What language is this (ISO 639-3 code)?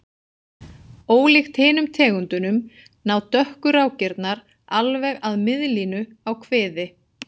isl